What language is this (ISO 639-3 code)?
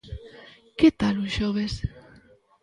glg